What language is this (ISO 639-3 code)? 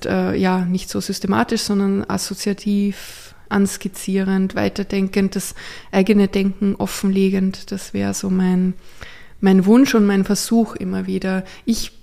deu